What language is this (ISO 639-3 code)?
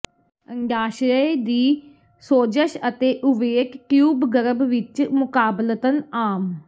pan